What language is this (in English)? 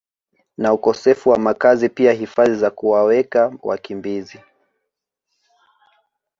Swahili